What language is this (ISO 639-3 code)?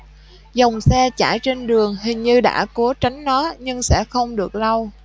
vie